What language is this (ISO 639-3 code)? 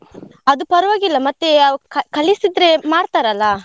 kan